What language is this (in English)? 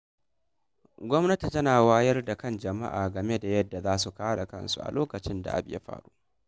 Hausa